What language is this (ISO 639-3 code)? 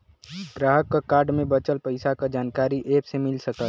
bho